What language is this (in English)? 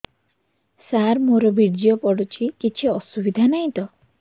Odia